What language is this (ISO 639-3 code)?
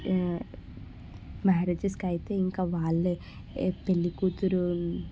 tel